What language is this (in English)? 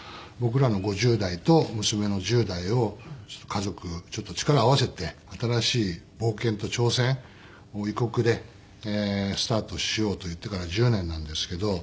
Japanese